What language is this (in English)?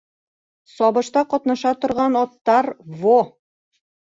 Bashkir